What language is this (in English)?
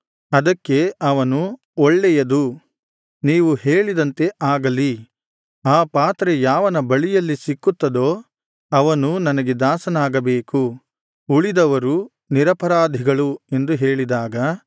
Kannada